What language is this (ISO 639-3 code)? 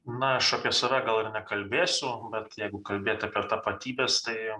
lit